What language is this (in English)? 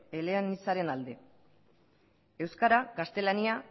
Basque